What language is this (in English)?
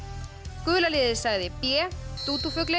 Icelandic